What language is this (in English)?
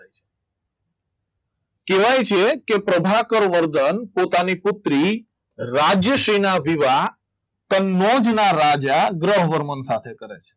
Gujarati